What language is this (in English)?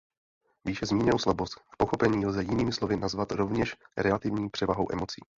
Czech